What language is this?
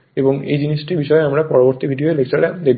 Bangla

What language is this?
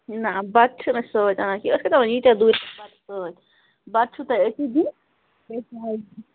Kashmiri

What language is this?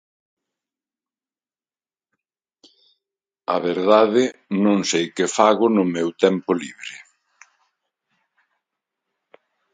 Galician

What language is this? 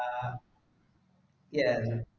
Malayalam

